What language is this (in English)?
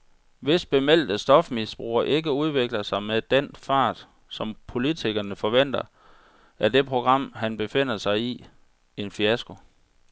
Danish